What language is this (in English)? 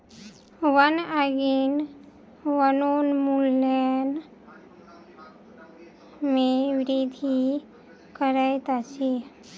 Maithili